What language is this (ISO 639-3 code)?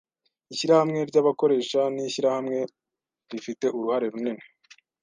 kin